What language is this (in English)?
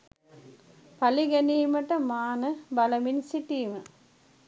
Sinhala